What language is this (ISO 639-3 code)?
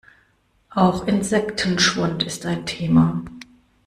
deu